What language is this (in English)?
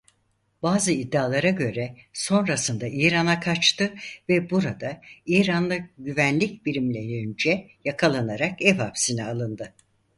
Turkish